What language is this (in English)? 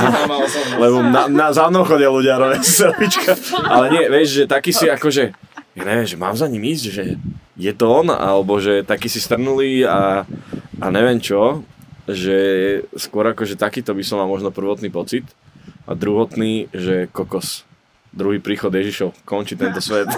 Slovak